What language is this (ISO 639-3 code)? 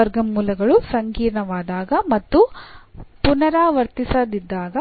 kan